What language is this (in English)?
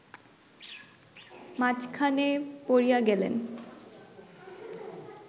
Bangla